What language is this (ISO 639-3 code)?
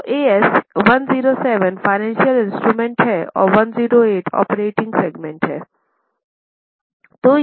hin